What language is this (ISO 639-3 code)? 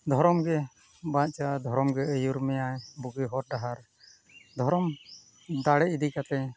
sat